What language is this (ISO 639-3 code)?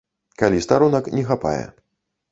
bel